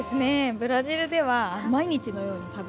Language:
Japanese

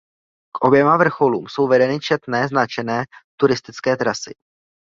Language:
Czech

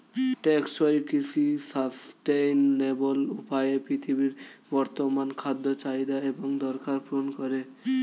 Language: Bangla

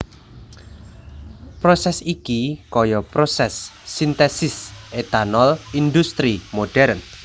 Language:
Javanese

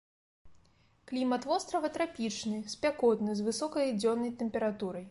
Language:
Belarusian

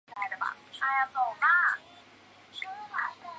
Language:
Chinese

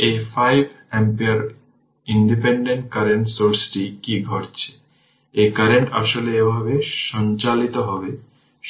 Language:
Bangla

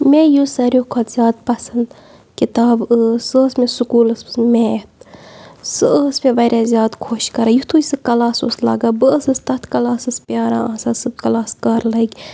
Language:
Kashmiri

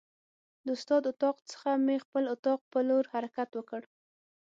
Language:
Pashto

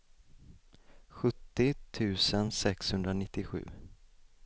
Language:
Swedish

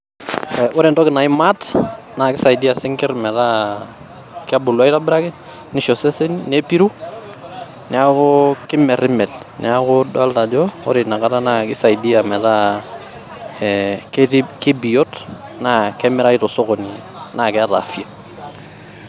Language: Masai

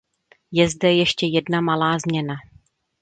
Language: Czech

